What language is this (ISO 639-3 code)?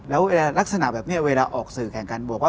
tha